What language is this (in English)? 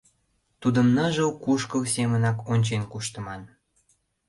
Mari